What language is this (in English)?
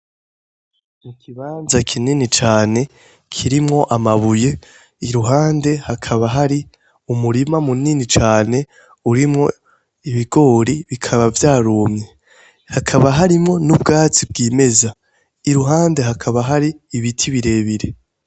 Rundi